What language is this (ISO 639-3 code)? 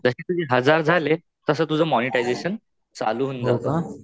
mar